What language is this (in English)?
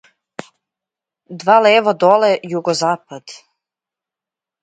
Serbian